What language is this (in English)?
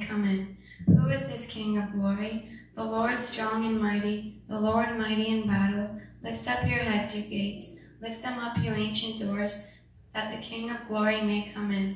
English